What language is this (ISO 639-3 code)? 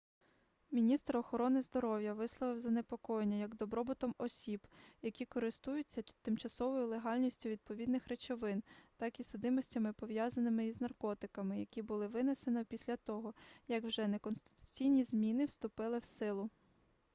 ukr